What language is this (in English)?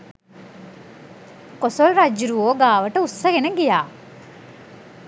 Sinhala